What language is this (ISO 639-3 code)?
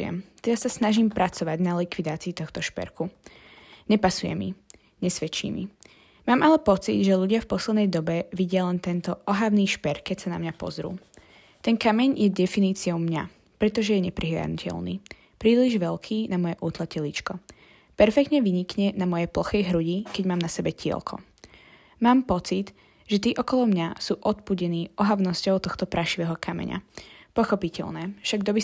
slk